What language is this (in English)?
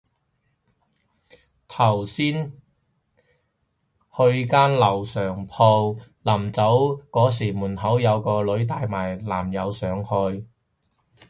Cantonese